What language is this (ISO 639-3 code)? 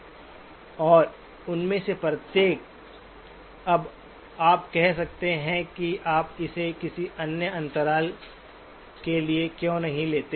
hin